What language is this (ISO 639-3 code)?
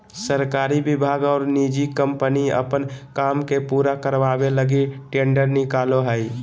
mag